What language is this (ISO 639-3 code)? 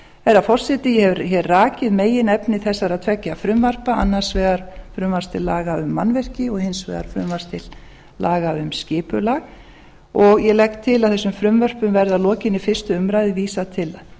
isl